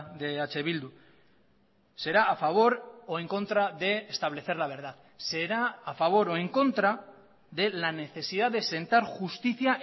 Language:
Spanish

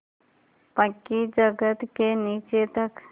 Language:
Hindi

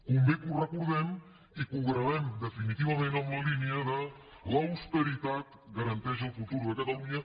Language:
Catalan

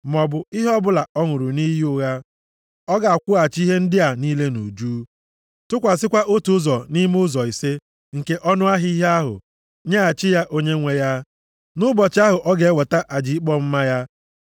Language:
Igbo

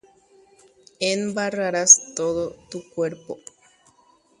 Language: Guarani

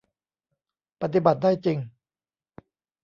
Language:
Thai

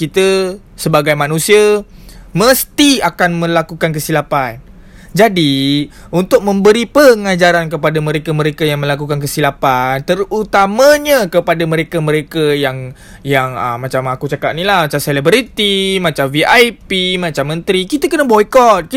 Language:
Malay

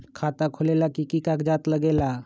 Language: Magahi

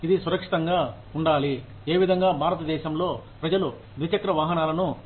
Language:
Telugu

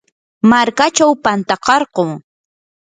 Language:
Yanahuanca Pasco Quechua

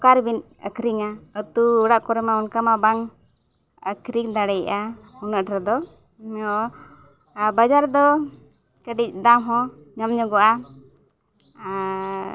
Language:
Santali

